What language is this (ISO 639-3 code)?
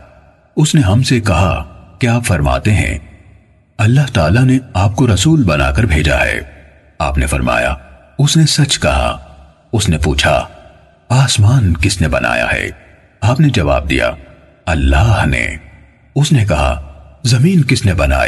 urd